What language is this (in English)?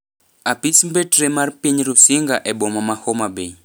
Luo (Kenya and Tanzania)